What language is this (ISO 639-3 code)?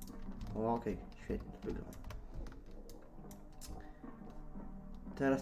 pol